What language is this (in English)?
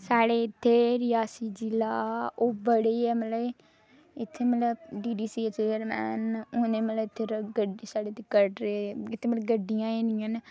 Dogri